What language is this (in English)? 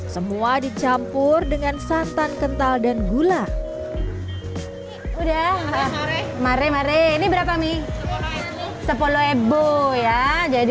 Indonesian